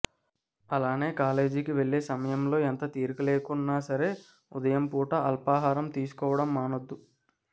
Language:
Telugu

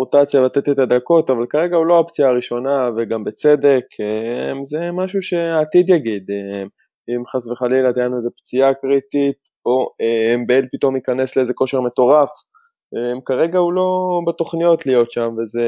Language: Hebrew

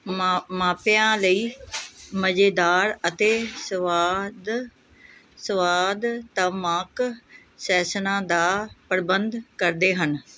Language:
Punjabi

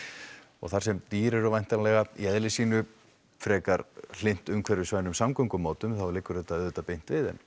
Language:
Icelandic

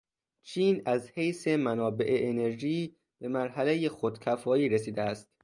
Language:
Persian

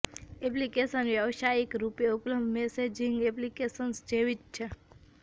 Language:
Gujarati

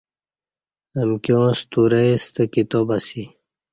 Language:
Kati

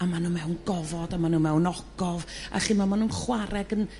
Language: Welsh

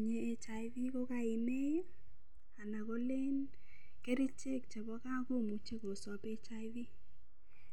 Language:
Kalenjin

